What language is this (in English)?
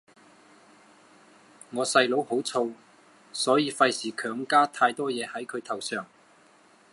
Cantonese